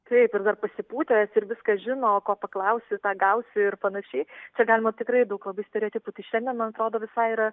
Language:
Lithuanian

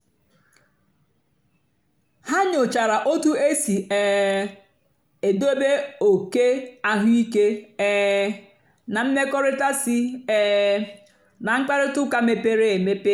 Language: Igbo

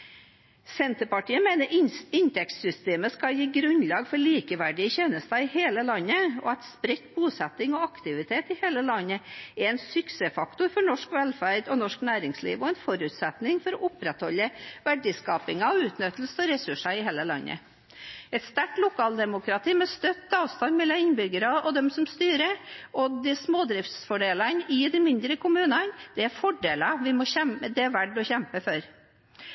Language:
Norwegian Bokmål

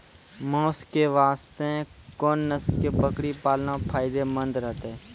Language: Maithili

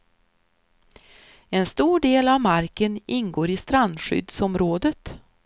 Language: Swedish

